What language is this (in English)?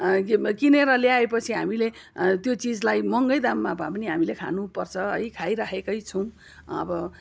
Nepali